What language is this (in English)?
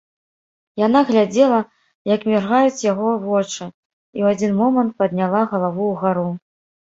Belarusian